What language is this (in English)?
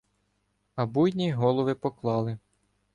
Ukrainian